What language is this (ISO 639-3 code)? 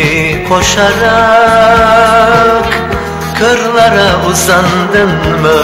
tur